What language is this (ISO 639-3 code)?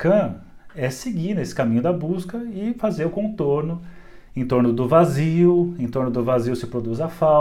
por